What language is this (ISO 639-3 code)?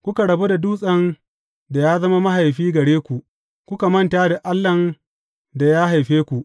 hau